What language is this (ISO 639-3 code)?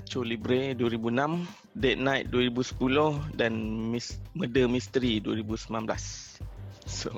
msa